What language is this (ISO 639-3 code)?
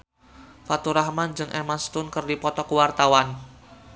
sun